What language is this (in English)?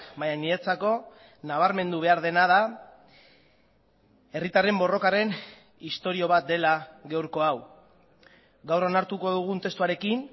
Basque